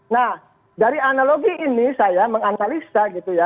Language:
Indonesian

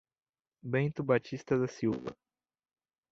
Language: Portuguese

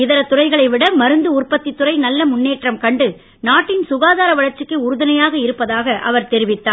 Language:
Tamil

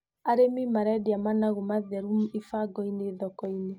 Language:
Kikuyu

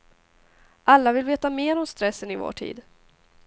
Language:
Swedish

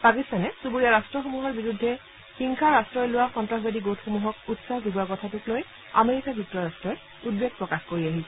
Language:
Assamese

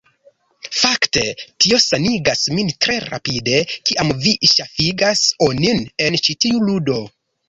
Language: Esperanto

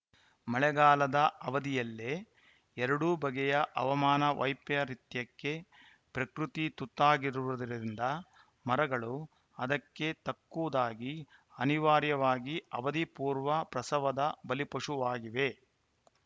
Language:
Kannada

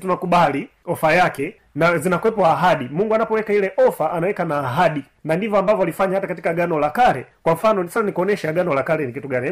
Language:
Swahili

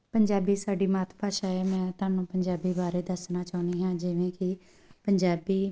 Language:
Punjabi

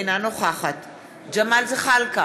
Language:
Hebrew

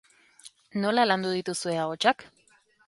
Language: Basque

